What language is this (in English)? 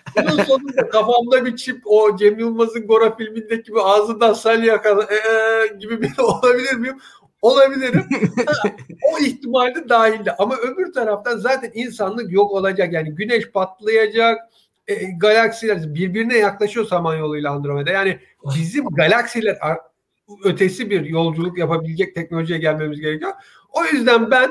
Turkish